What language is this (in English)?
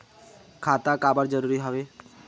Chhattisgarhi